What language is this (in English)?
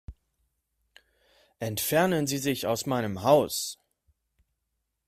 German